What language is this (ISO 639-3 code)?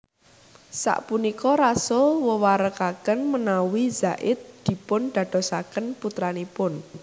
jav